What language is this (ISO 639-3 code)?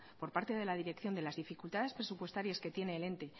spa